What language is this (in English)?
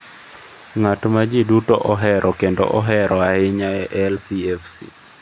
Luo (Kenya and Tanzania)